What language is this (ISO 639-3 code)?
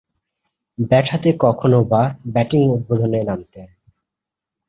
ben